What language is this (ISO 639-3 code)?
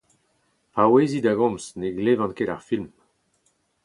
bre